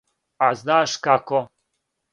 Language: Serbian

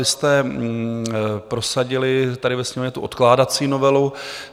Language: Czech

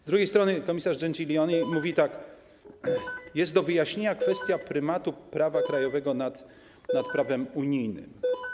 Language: Polish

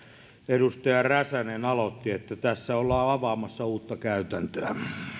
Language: Finnish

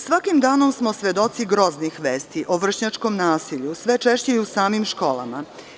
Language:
Serbian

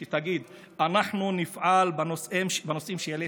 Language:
Hebrew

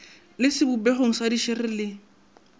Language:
Northern Sotho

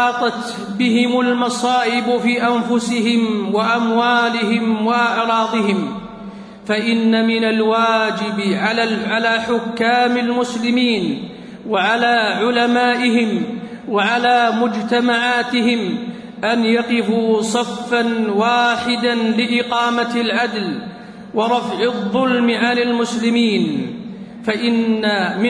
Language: Arabic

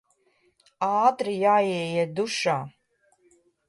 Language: Latvian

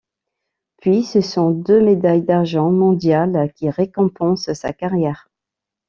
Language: French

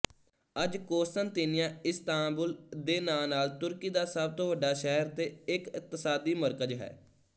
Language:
Punjabi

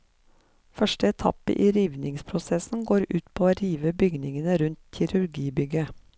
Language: Norwegian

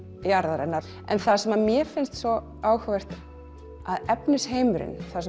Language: Icelandic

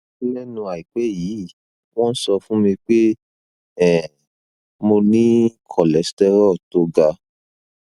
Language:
Yoruba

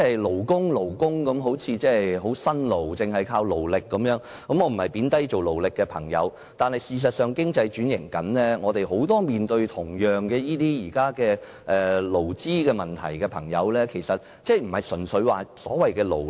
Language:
Cantonese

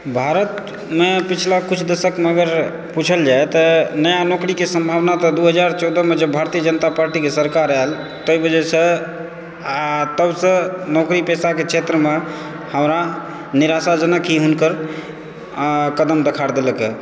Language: Maithili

